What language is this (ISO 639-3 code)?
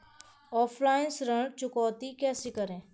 hin